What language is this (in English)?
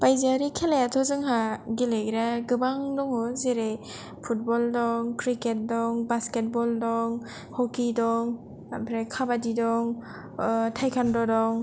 Bodo